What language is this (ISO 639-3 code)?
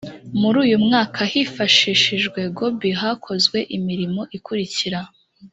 kin